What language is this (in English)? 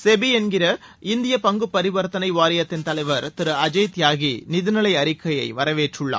Tamil